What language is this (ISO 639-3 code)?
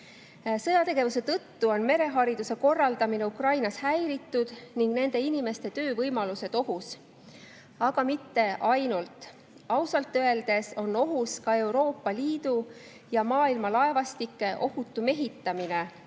est